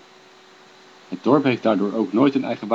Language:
Dutch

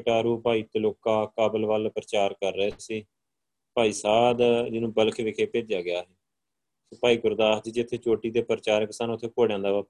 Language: Punjabi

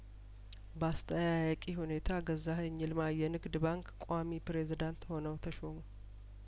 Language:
Amharic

